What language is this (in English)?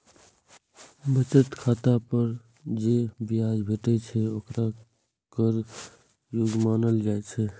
Maithili